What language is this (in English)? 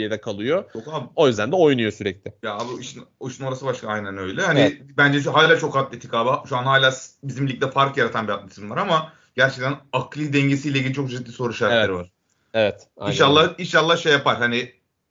Turkish